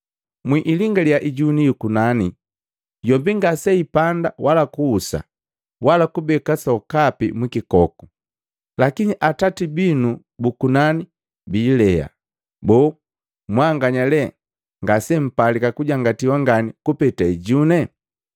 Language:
Matengo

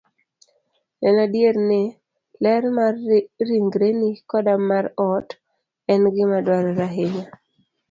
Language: Luo (Kenya and Tanzania)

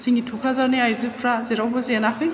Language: Bodo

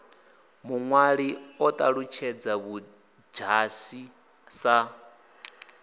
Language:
Venda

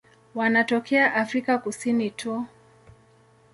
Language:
Swahili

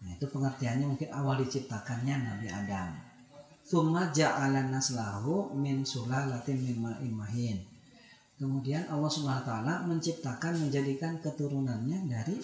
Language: Indonesian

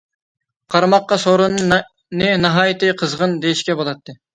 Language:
Uyghur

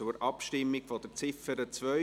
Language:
Swiss German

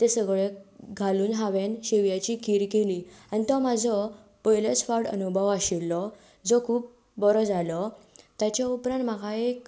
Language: Konkani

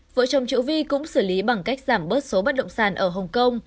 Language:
Vietnamese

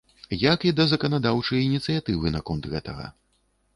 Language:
Belarusian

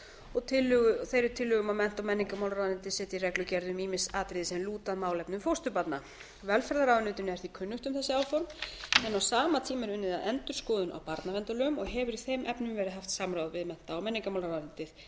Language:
Icelandic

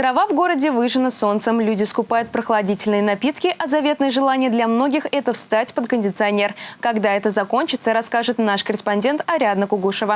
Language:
Russian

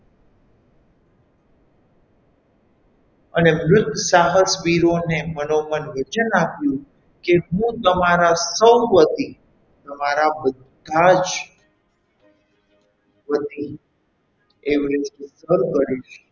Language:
Gujarati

